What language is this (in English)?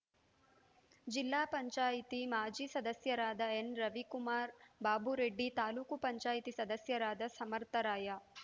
Kannada